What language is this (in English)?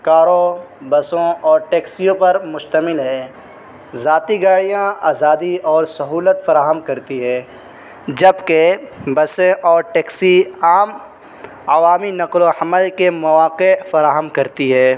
Urdu